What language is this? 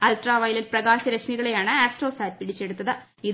Malayalam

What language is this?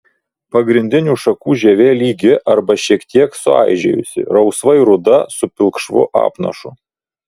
Lithuanian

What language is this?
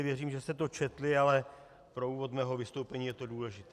Czech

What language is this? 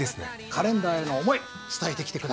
Japanese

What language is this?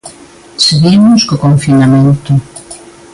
Galician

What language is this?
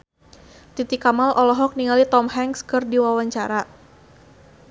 Sundanese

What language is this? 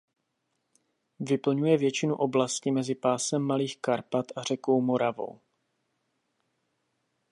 Czech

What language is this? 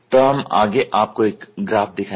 Hindi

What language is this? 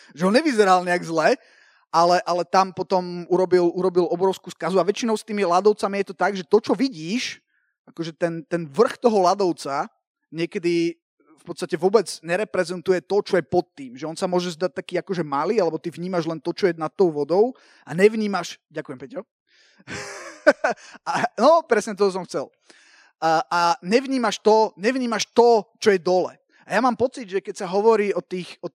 Slovak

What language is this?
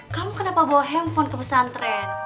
Indonesian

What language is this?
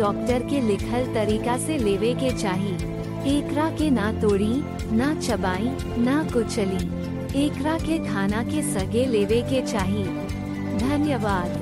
Hindi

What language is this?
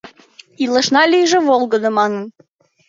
Mari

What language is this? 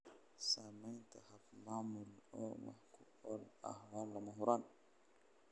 Somali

